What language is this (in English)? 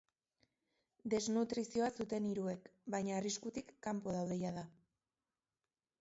Basque